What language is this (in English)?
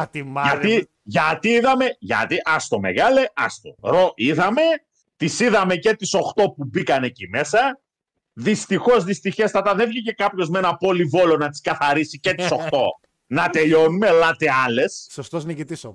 Greek